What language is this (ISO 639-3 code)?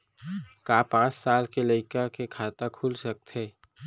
hne